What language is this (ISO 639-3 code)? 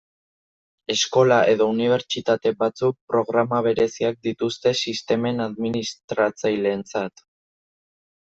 eus